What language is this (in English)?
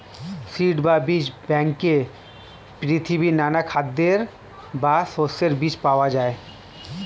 Bangla